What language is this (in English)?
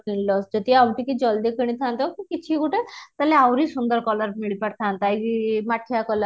Odia